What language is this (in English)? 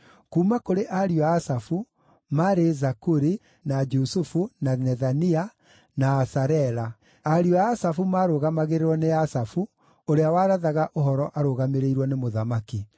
Kikuyu